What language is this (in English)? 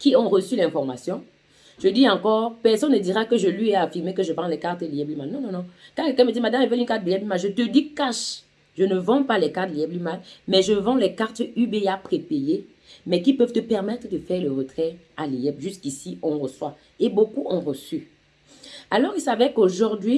French